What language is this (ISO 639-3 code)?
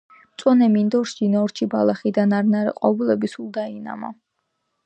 kat